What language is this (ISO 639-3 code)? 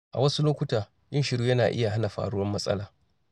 hau